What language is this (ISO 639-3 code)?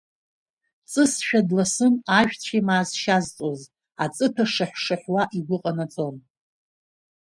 abk